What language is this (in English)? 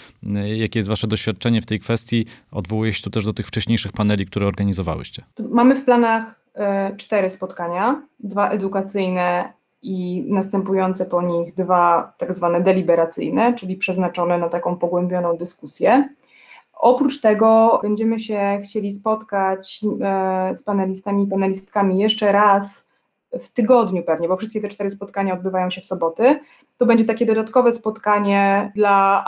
Polish